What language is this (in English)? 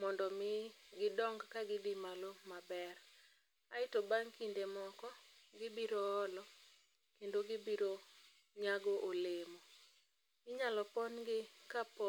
Luo (Kenya and Tanzania)